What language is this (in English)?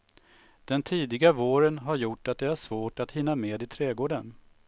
Swedish